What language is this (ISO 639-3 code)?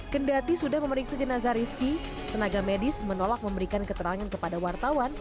ind